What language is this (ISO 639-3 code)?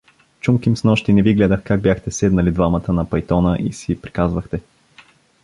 bul